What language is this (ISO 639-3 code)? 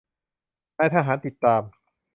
tha